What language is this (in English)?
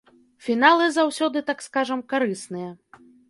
Belarusian